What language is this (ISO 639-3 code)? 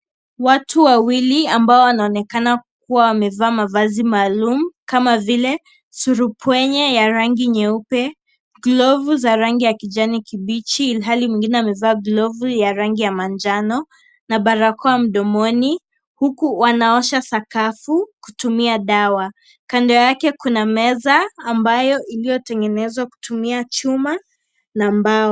swa